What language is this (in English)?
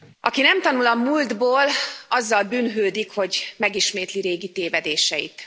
Hungarian